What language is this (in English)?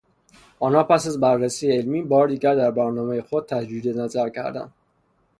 Persian